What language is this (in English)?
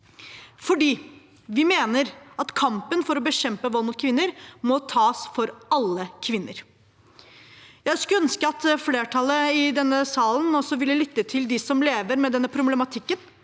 Norwegian